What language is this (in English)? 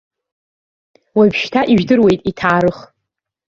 Abkhazian